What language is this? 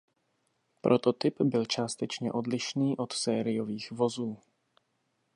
Czech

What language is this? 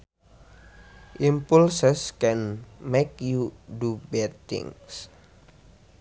Sundanese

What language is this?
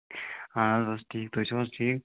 Kashmiri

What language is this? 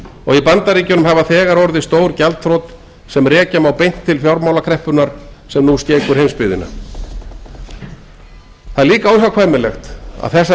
Icelandic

